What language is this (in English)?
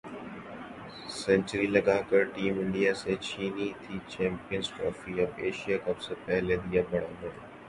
Urdu